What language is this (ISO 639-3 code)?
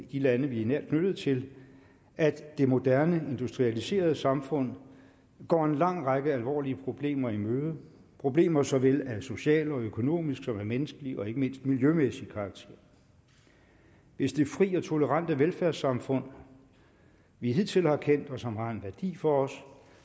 dan